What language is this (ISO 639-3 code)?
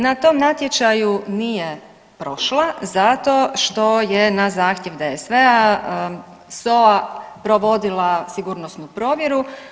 hrv